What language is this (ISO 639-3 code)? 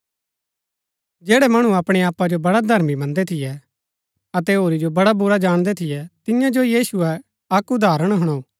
gbk